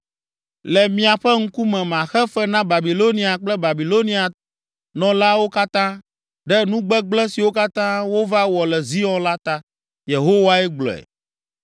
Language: Ewe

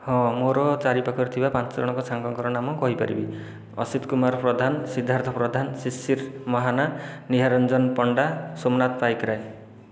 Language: Odia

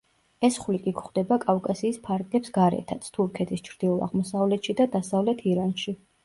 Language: Georgian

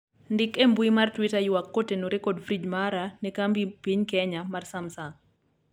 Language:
Luo (Kenya and Tanzania)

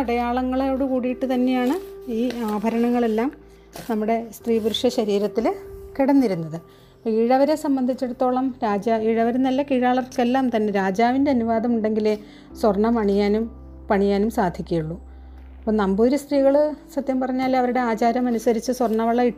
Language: Malayalam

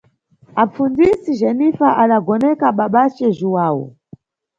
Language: Nyungwe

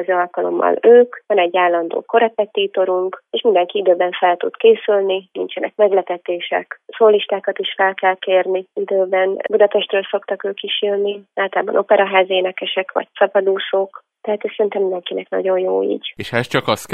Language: Hungarian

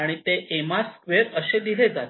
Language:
Marathi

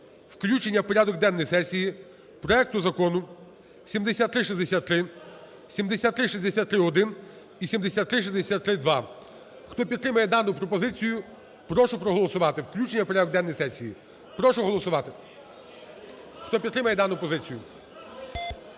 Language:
Ukrainian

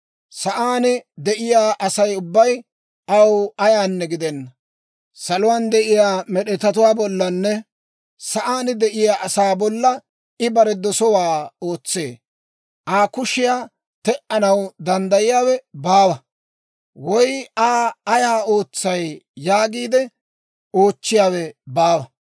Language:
Dawro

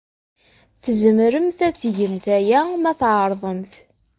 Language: Kabyle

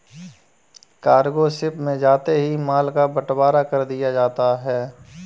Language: Hindi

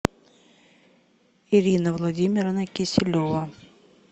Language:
Russian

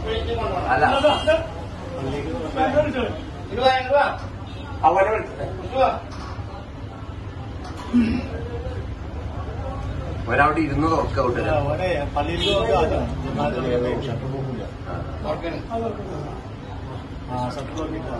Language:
Malayalam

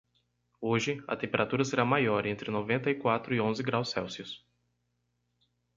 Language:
Portuguese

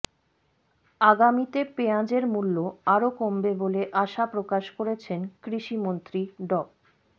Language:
Bangla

